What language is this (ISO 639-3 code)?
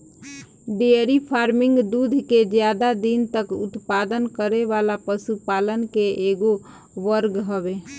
bho